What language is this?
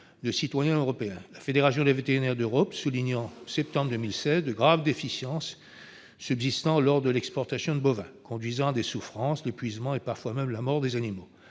French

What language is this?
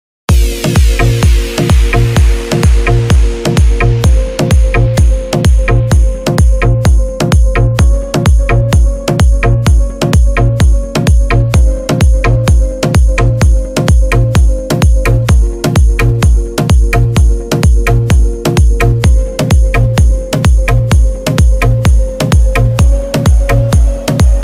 Polish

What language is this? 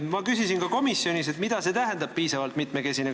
Estonian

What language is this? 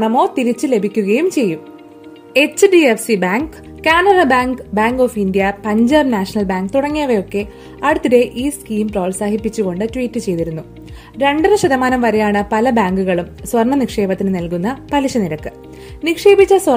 Malayalam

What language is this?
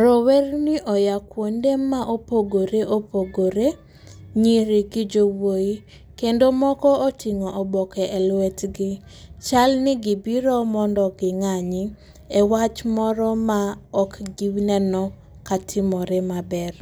Luo (Kenya and Tanzania)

